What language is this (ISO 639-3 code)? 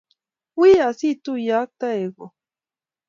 kln